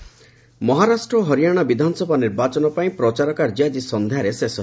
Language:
Odia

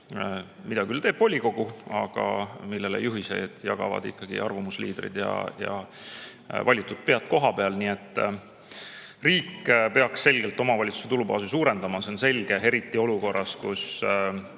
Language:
Estonian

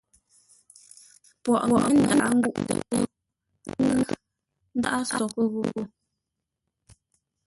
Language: Ngombale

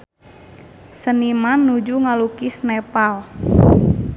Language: Sundanese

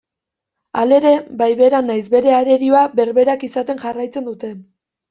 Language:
Basque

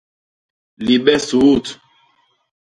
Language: Basaa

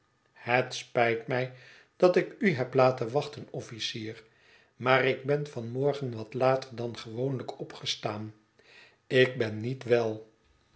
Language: Dutch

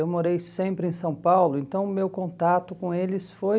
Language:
Portuguese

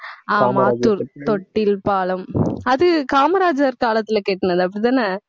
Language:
Tamil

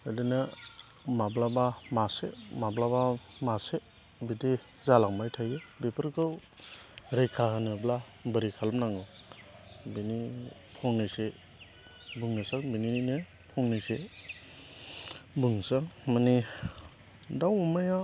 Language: Bodo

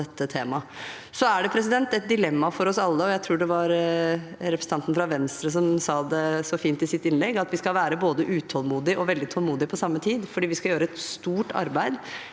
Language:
Norwegian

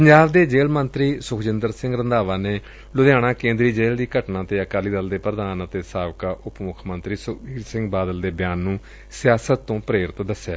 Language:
Punjabi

